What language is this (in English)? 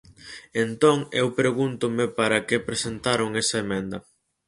Galician